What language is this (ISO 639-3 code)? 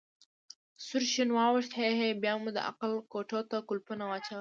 pus